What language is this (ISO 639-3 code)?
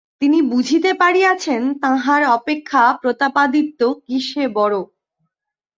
ben